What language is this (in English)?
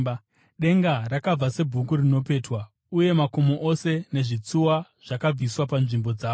Shona